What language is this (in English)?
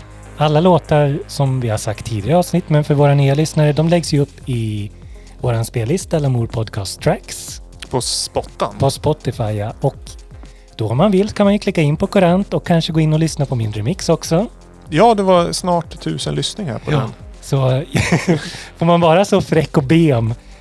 Swedish